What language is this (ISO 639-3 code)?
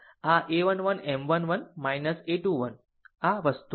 guj